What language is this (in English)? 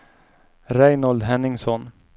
Swedish